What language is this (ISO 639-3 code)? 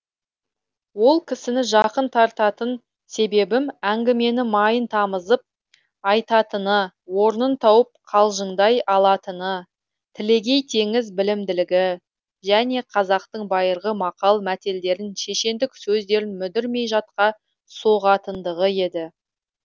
kaz